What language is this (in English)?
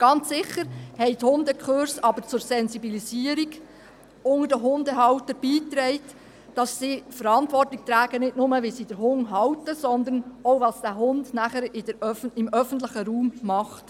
Swiss German